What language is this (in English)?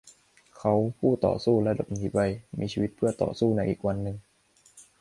Thai